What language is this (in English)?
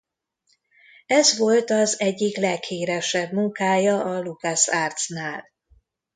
Hungarian